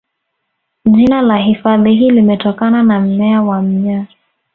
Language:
Swahili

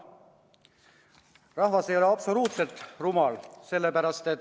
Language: Estonian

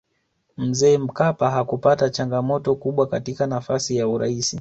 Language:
Swahili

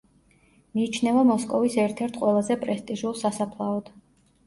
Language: Georgian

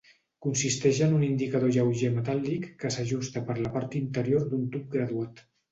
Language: Catalan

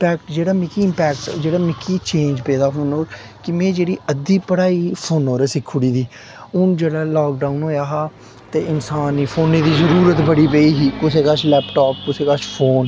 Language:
Dogri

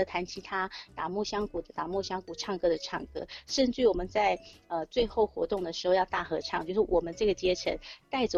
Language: Chinese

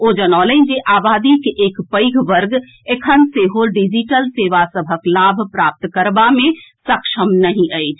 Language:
Maithili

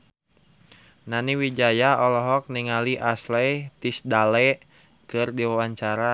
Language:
Sundanese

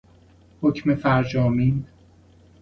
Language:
Persian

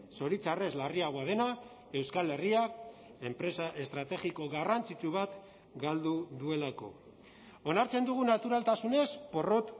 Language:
Basque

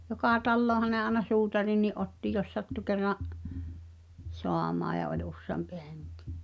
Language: Finnish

